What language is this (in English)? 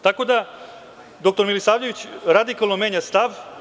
Serbian